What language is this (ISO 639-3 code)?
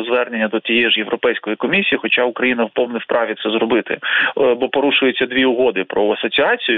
ukr